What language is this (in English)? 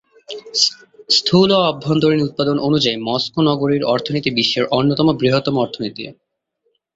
Bangla